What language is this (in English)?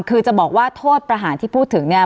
Thai